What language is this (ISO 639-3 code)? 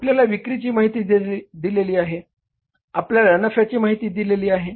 mar